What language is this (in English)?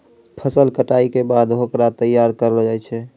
Maithili